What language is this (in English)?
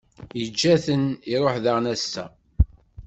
Kabyle